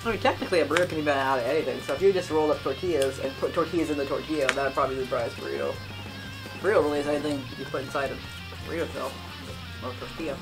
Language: English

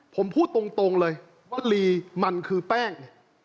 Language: Thai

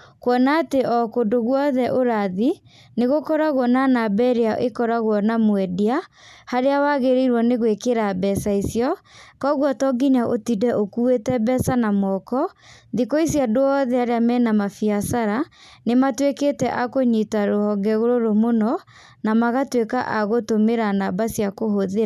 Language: Kikuyu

